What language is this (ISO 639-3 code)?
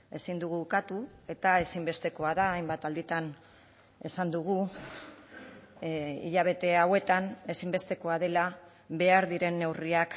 eus